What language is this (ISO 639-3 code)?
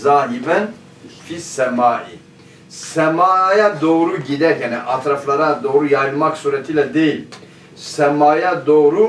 tur